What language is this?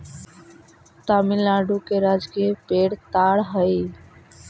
Magahi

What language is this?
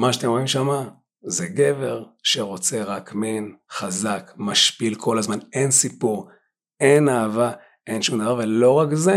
Hebrew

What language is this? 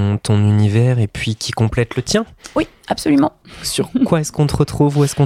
French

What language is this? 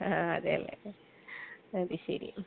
Malayalam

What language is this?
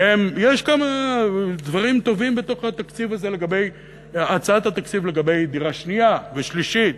Hebrew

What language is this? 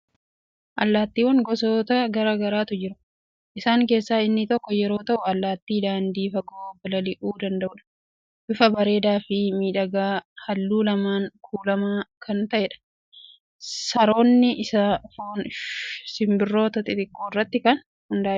Oromo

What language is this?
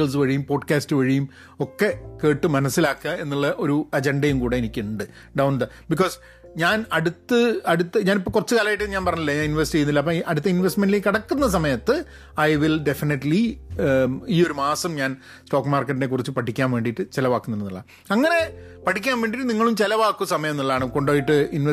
Malayalam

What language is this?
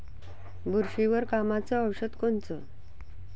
Marathi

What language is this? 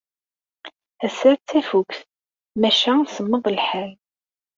Kabyle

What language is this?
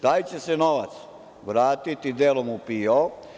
Serbian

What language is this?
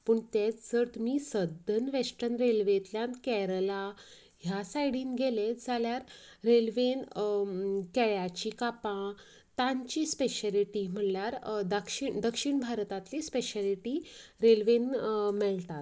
Konkani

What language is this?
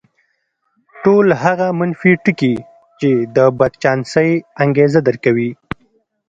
Pashto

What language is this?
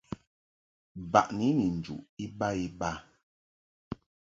Mungaka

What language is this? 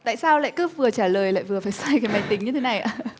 Vietnamese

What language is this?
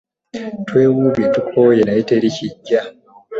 Ganda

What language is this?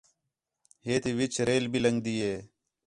Khetrani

